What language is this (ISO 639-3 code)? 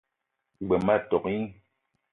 eto